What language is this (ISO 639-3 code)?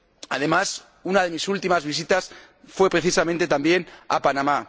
spa